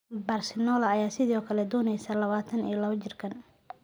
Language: Somali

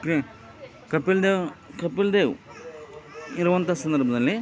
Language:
Kannada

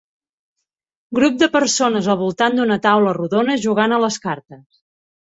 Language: Catalan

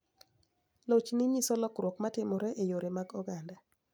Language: Luo (Kenya and Tanzania)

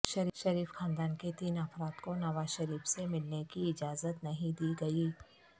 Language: Urdu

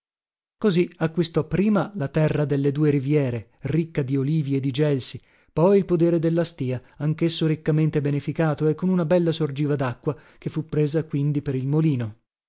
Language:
Italian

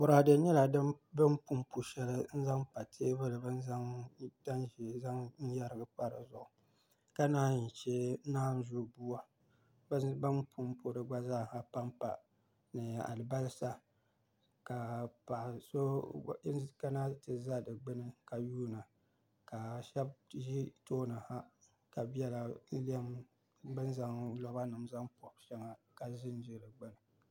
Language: Dagbani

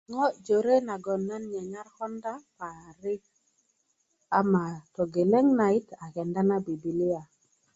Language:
Kuku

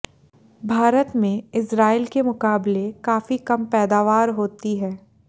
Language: Hindi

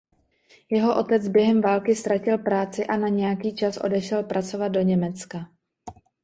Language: Czech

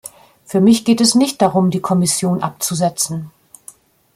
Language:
German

